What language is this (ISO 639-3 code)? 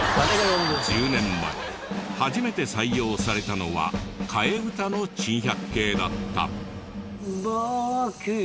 jpn